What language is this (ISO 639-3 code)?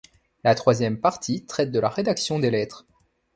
fra